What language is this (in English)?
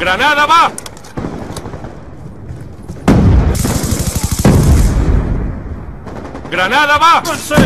Spanish